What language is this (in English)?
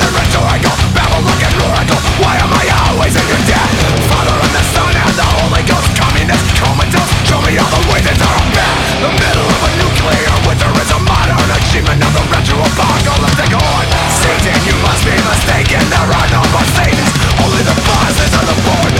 Ukrainian